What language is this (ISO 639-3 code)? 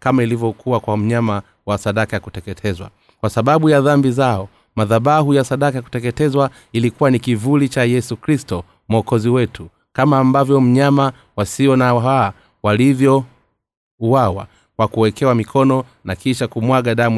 swa